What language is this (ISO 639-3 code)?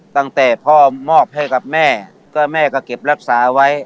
tha